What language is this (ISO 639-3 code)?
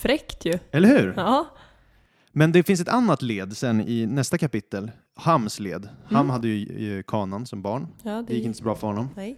swe